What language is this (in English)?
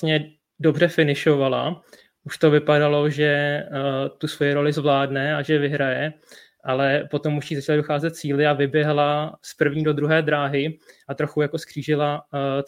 Czech